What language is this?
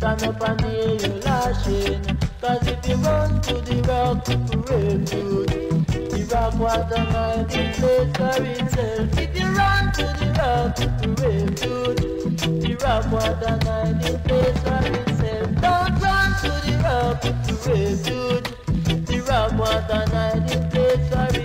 English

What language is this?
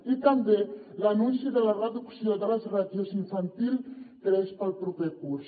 Catalan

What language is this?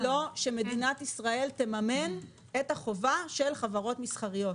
Hebrew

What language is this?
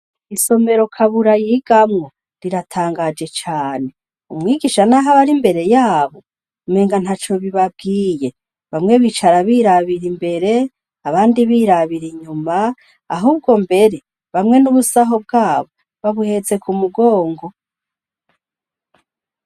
Rundi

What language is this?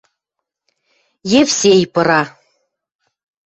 Western Mari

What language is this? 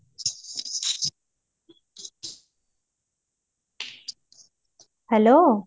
Odia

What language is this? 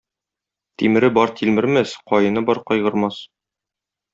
Tatar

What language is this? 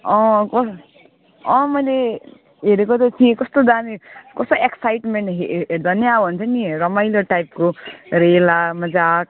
Nepali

